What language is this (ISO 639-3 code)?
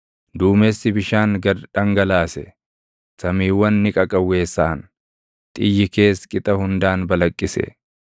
orm